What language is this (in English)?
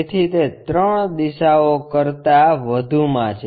Gujarati